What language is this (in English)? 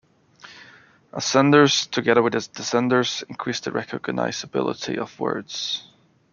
English